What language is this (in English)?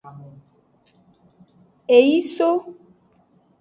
Aja (Benin)